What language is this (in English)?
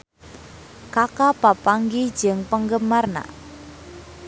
Sundanese